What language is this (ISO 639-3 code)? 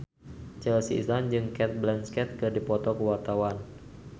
sun